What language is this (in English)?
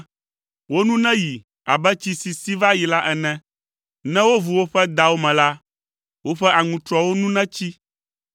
Ewe